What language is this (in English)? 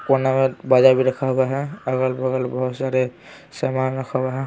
Hindi